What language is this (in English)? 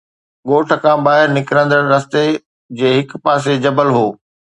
Sindhi